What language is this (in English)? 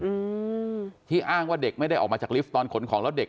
Thai